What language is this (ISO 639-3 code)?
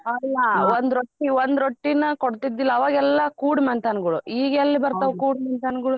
kan